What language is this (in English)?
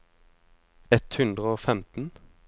Norwegian